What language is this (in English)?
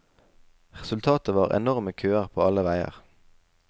Norwegian